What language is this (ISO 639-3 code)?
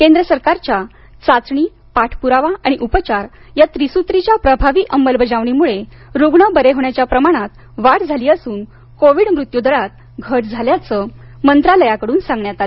mar